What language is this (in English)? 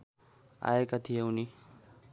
Nepali